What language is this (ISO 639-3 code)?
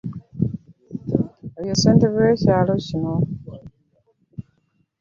lug